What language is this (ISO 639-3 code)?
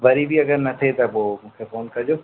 snd